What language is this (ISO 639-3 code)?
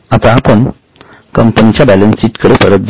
mar